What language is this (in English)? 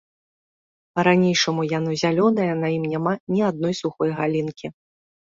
Belarusian